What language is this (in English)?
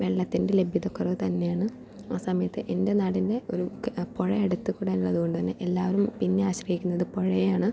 Malayalam